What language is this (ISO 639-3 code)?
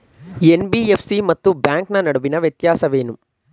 kan